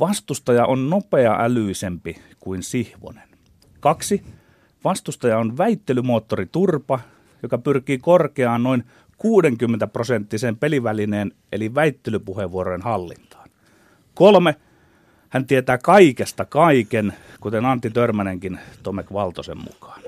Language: Finnish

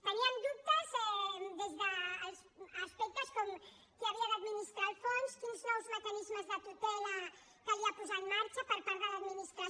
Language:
Catalan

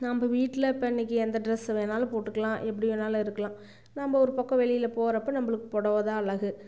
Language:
Tamil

